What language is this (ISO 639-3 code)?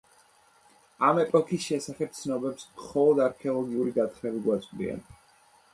kat